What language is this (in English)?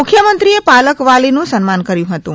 Gujarati